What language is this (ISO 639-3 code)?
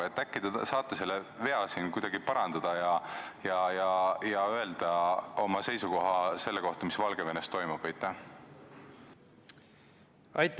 est